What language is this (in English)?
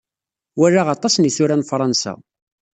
Kabyle